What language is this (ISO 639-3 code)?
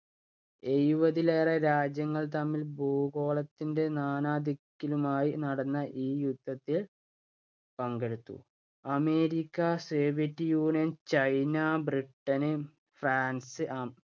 mal